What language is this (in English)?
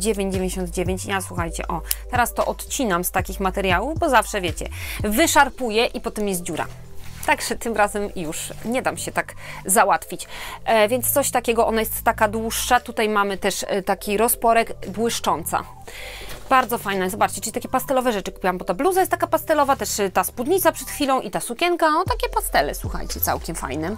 Polish